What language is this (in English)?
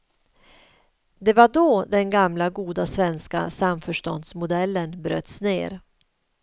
Swedish